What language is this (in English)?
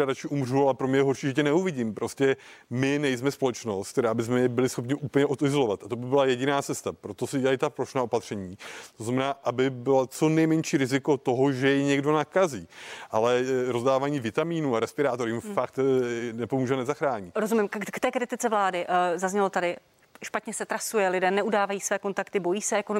Czech